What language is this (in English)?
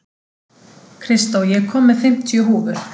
Icelandic